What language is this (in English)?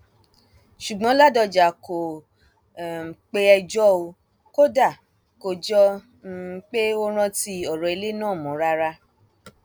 Yoruba